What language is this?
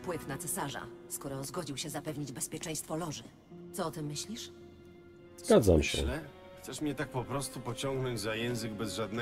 Polish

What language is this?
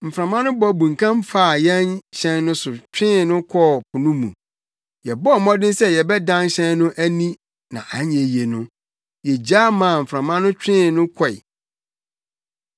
Akan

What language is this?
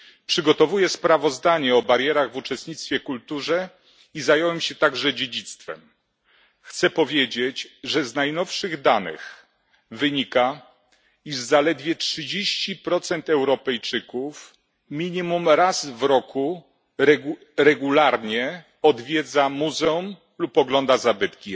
Polish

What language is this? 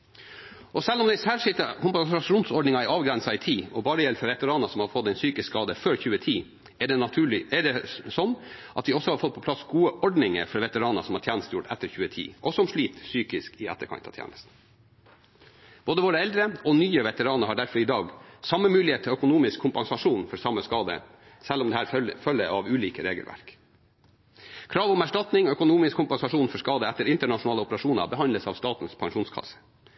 Norwegian Bokmål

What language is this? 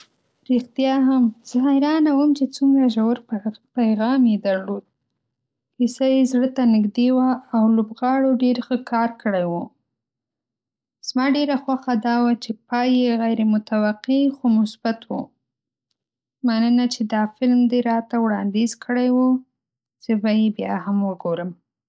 Pashto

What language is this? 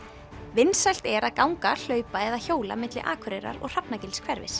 Icelandic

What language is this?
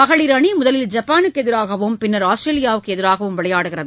Tamil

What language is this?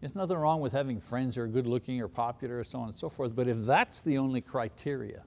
English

